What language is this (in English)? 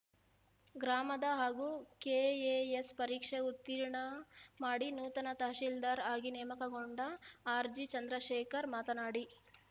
Kannada